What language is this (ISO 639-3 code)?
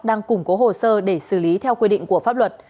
vie